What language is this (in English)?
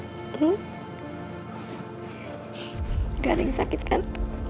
Indonesian